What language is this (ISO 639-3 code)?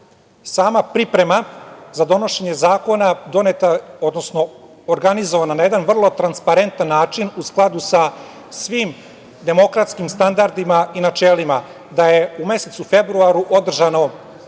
srp